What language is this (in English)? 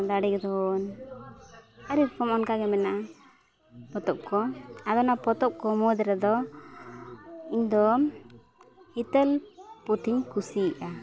Santali